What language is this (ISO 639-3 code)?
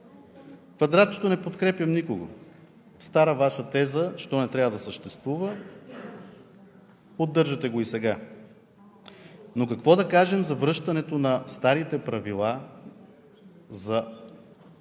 bul